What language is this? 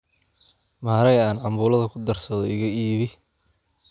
Somali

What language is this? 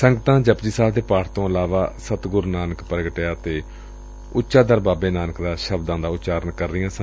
Punjabi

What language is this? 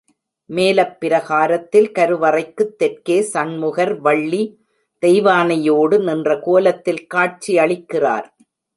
Tamil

